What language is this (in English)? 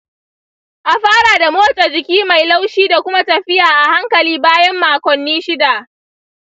Hausa